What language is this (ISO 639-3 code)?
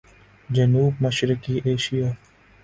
urd